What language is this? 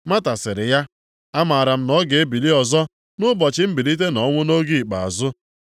Igbo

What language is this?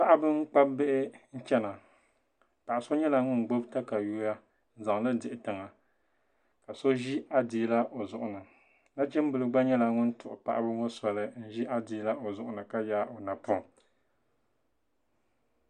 Dagbani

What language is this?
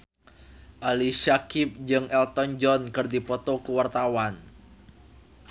Sundanese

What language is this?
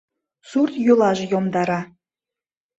Mari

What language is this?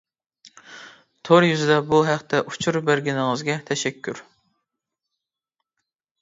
Uyghur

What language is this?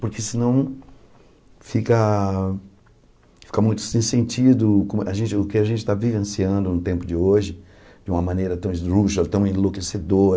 Portuguese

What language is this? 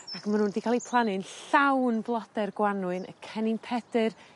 Welsh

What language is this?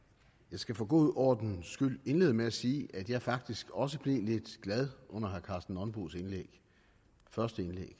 Danish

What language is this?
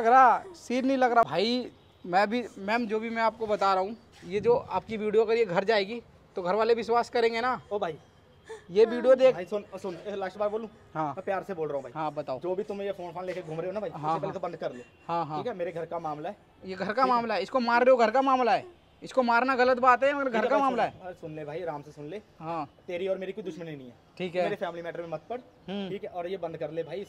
Hindi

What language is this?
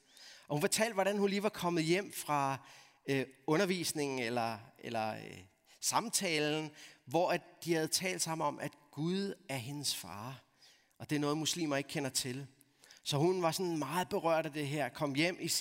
Danish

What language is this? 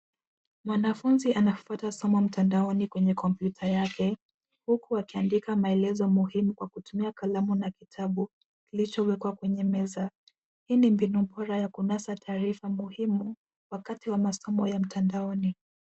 Swahili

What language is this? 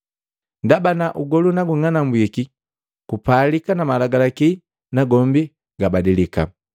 Matengo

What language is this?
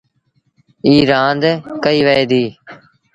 Sindhi Bhil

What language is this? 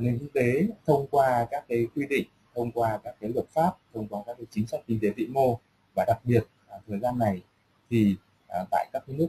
Vietnamese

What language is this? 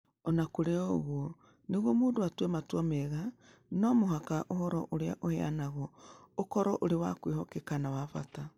Kikuyu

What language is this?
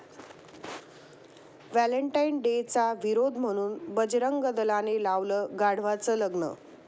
Marathi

